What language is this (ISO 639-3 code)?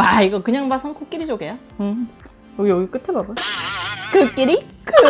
kor